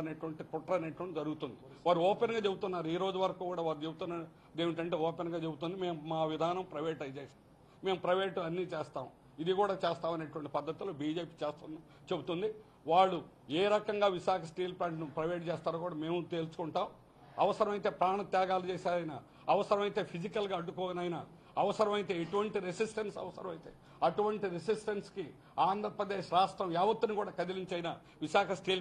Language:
Telugu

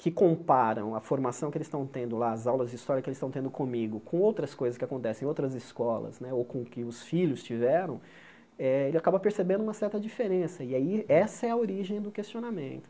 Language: Portuguese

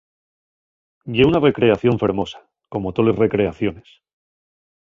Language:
Asturian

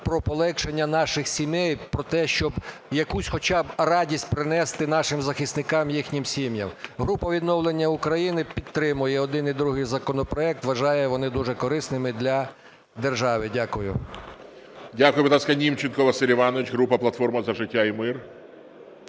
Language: Ukrainian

